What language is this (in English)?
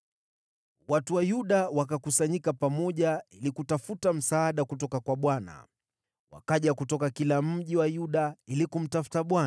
Swahili